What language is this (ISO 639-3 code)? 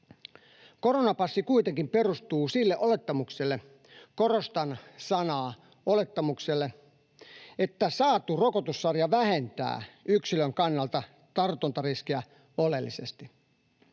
fin